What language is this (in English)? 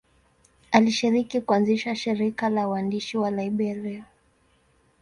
Swahili